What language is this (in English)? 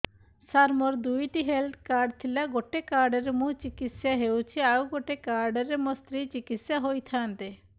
Odia